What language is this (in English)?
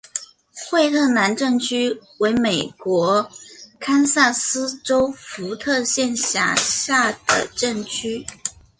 Chinese